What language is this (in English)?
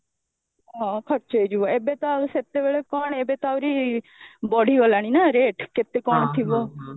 Odia